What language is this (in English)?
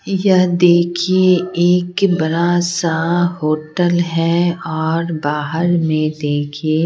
Hindi